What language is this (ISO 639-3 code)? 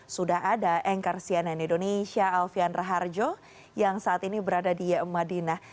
ind